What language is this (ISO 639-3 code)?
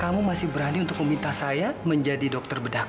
ind